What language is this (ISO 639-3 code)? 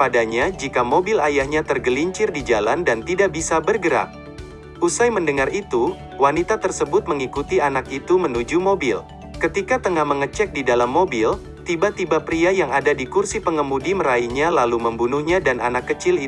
ind